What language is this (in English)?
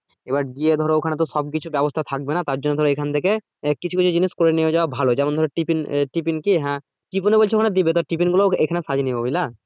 Bangla